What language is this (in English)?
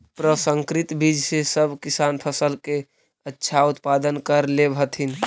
Magahi